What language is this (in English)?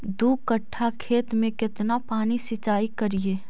Magahi